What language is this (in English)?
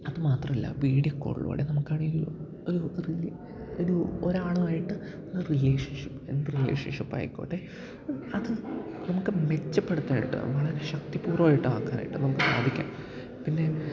Malayalam